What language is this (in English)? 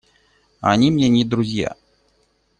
Russian